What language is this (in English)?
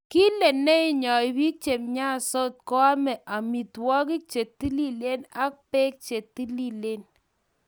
Kalenjin